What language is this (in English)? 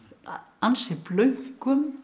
Icelandic